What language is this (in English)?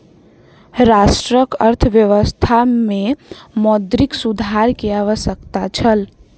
Maithili